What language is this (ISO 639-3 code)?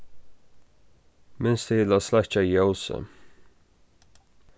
fao